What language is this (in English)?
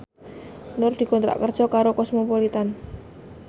Javanese